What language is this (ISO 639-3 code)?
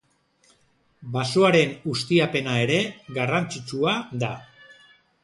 eus